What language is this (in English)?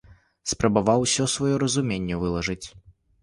Belarusian